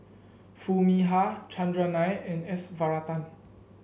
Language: English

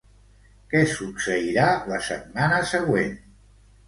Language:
Catalan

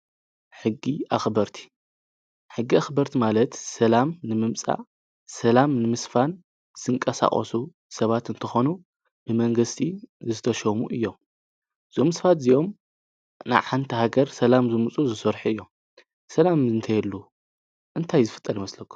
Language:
Tigrinya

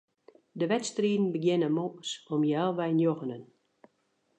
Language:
Western Frisian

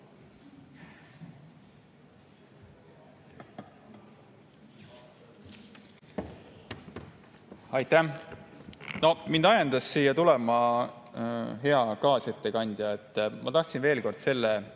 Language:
Estonian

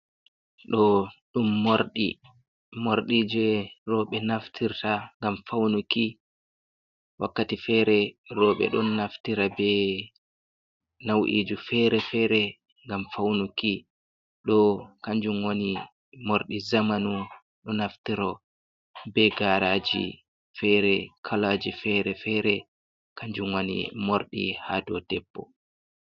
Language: Fula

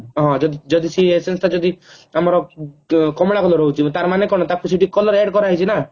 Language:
Odia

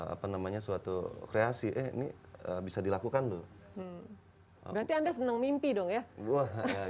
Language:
Indonesian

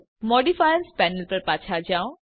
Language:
Gujarati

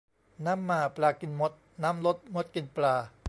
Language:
Thai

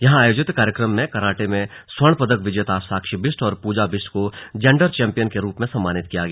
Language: Hindi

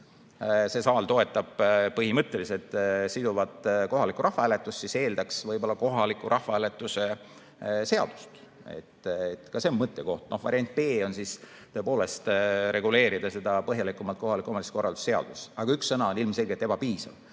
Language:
Estonian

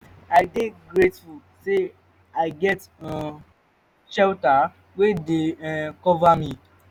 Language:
Nigerian Pidgin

